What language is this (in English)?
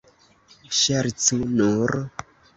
Esperanto